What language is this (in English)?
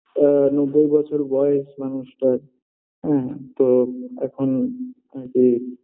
Bangla